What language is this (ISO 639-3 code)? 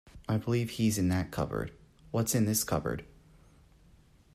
eng